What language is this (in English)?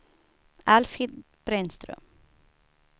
Swedish